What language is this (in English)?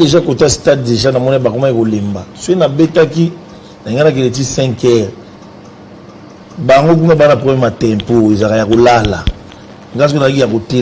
French